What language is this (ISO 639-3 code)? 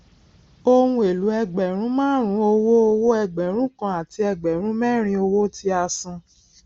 yor